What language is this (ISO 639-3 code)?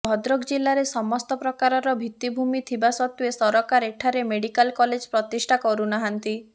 ori